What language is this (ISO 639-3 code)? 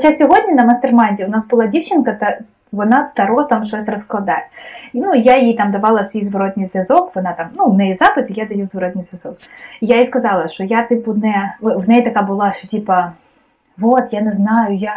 ukr